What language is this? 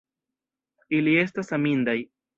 Esperanto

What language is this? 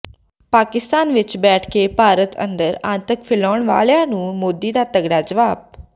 Punjabi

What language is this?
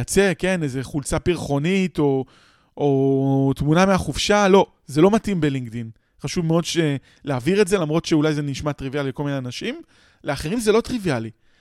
Hebrew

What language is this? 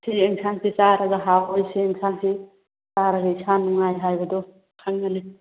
Manipuri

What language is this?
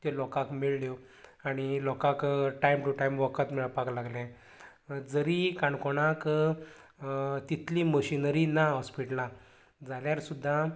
Konkani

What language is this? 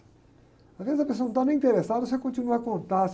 Portuguese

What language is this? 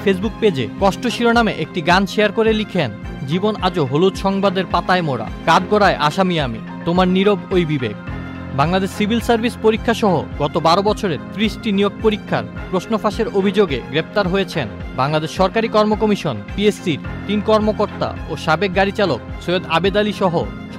Bangla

